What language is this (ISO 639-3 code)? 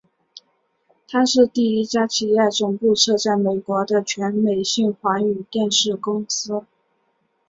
zho